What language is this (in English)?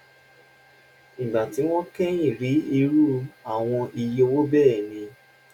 Yoruba